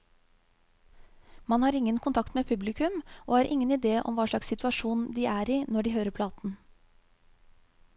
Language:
Norwegian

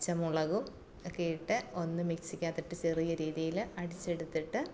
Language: Malayalam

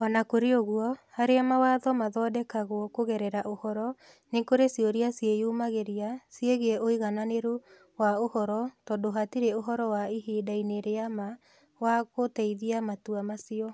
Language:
Kikuyu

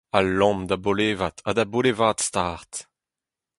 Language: Breton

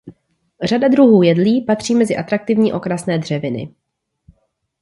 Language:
Czech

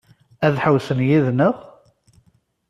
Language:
Kabyle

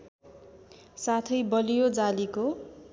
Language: Nepali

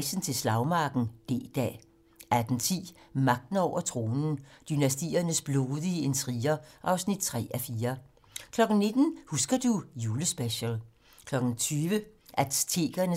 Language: Danish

